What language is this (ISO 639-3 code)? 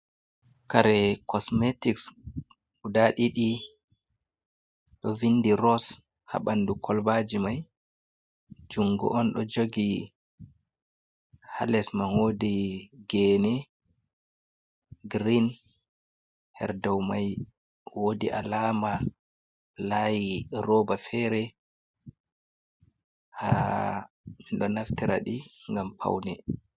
ful